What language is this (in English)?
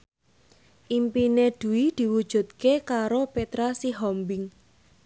Javanese